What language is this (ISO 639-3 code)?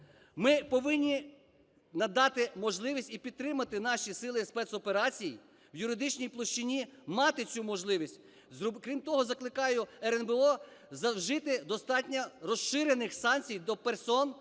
ukr